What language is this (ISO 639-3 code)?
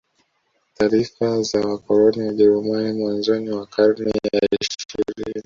swa